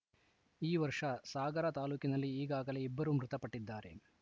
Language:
Kannada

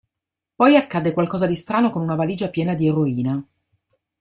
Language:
Italian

